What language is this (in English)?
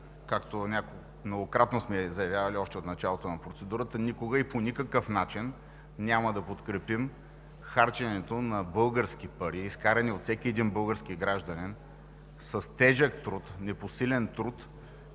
Bulgarian